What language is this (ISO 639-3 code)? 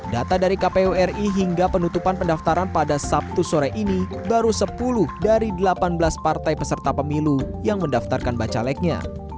ind